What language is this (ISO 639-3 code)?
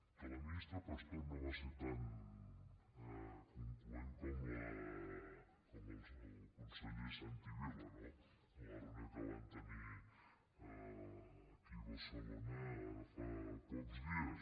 cat